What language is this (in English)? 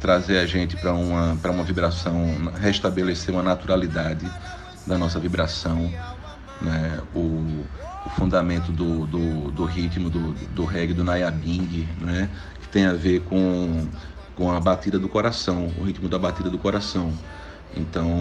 Portuguese